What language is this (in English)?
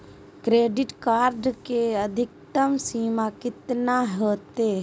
Magahi